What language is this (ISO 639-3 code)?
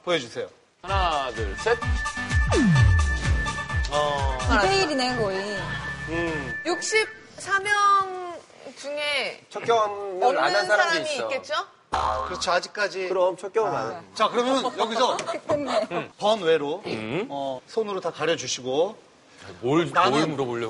kor